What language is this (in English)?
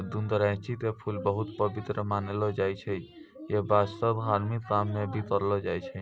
Maithili